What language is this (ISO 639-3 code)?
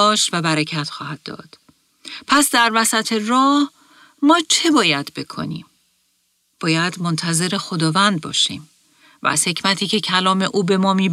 fas